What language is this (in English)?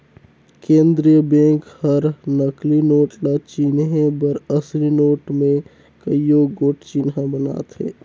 Chhattisgarhi